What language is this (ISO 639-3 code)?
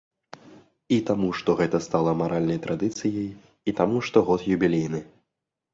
bel